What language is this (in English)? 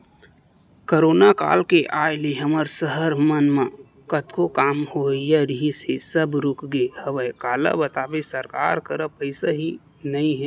Chhattisgarhi